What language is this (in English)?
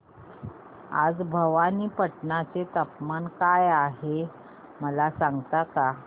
Marathi